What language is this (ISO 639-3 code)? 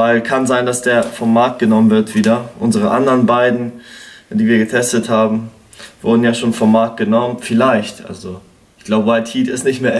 deu